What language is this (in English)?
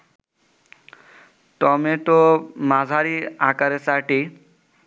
Bangla